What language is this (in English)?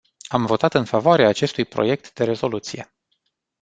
Romanian